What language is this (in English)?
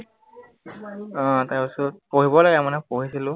Assamese